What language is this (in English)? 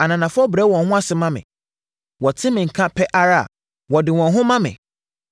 Akan